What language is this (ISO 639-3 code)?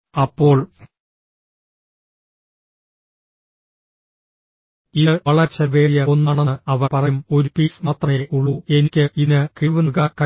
mal